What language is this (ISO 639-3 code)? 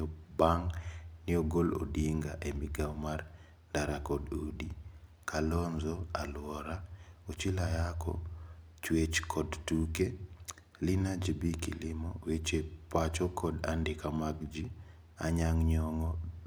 luo